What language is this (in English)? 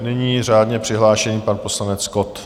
Czech